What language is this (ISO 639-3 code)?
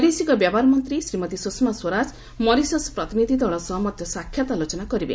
ori